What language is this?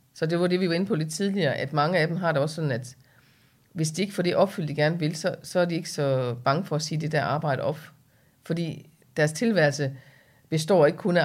Danish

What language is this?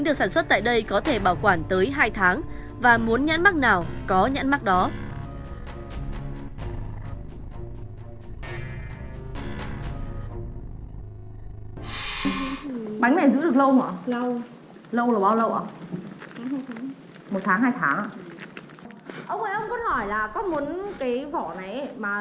Vietnamese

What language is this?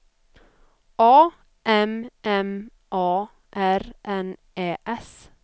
Swedish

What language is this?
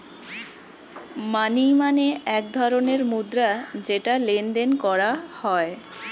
Bangla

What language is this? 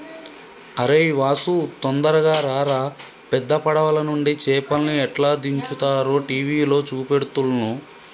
Telugu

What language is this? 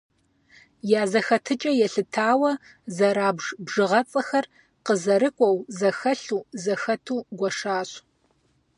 Kabardian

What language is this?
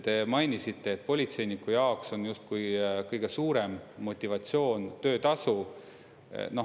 Estonian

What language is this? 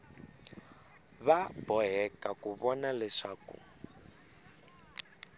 Tsonga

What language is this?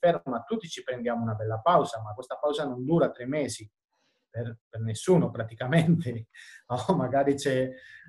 Italian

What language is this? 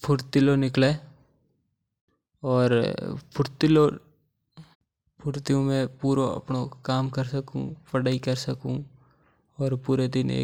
Mewari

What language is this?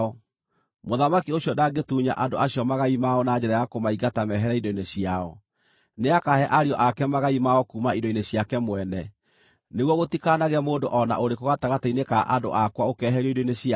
Kikuyu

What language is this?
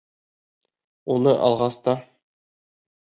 Bashkir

